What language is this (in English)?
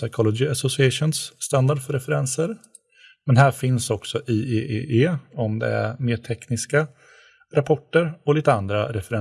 Swedish